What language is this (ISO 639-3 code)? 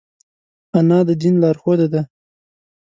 pus